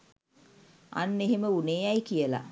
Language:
Sinhala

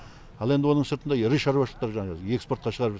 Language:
Kazakh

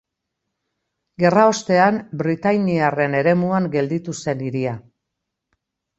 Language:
Basque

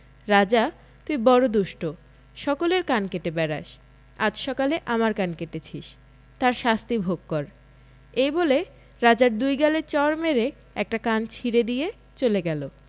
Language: Bangla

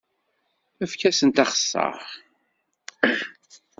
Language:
Kabyle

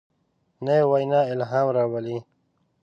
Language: Pashto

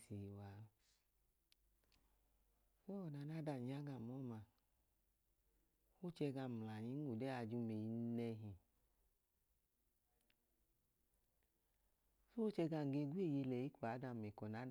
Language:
Idoma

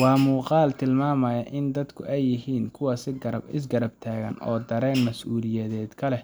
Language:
Somali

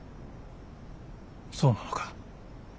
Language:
Japanese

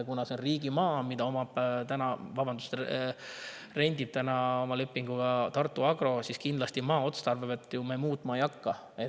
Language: Estonian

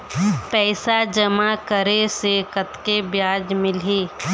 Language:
Chhattisgarhi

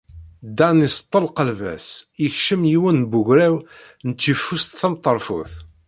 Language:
Kabyle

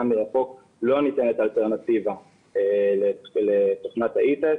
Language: Hebrew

